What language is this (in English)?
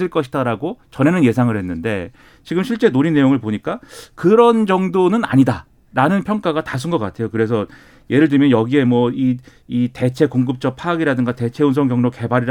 Korean